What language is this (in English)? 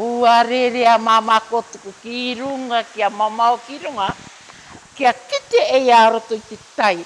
Māori